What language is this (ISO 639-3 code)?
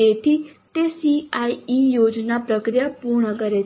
guj